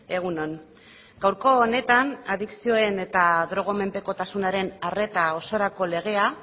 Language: Basque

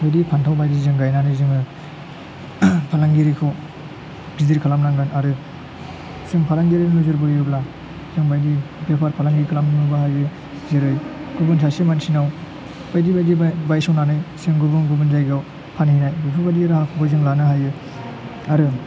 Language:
Bodo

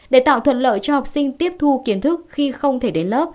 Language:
Vietnamese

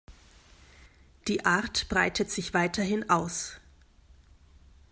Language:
German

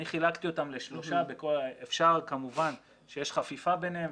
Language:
Hebrew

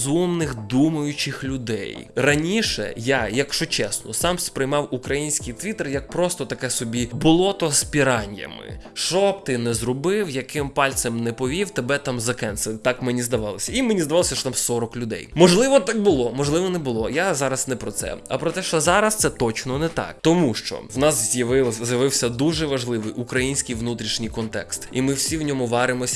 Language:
Ukrainian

